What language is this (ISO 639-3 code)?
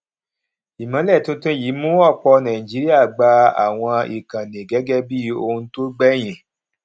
yor